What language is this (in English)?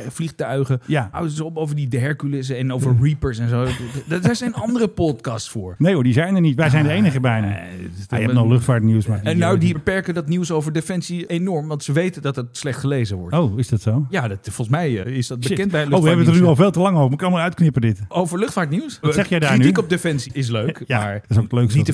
Dutch